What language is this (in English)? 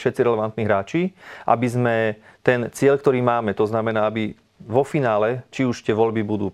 Slovak